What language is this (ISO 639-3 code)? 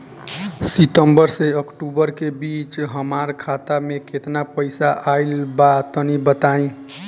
bho